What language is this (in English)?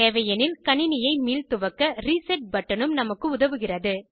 Tamil